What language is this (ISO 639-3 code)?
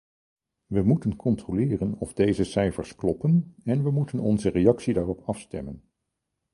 nld